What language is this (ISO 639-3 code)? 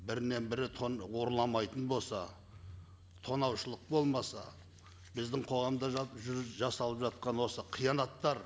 kaz